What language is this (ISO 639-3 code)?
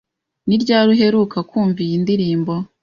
kin